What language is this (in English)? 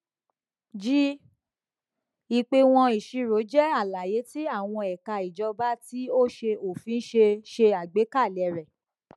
Yoruba